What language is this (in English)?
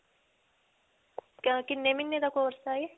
Punjabi